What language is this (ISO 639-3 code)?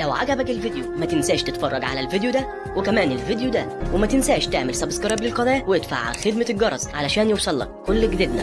ara